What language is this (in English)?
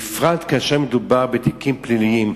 Hebrew